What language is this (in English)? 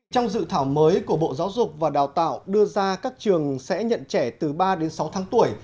Vietnamese